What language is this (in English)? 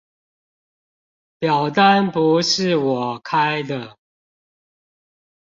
Chinese